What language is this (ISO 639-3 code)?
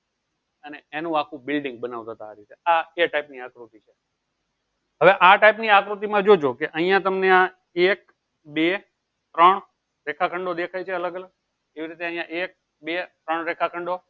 guj